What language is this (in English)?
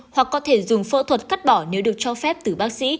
Vietnamese